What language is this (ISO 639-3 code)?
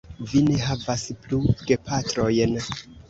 epo